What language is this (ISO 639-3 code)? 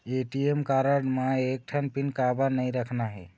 hne